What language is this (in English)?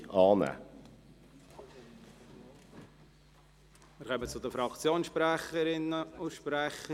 Swiss German